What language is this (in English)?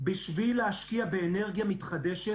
Hebrew